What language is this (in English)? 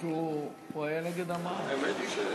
Hebrew